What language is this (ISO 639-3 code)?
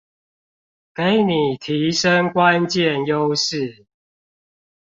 zho